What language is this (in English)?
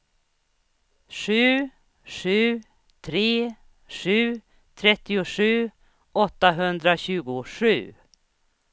Swedish